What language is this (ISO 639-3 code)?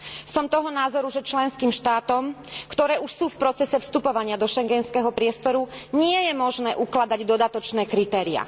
slk